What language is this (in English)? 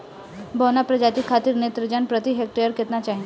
Bhojpuri